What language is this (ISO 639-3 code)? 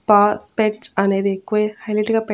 tel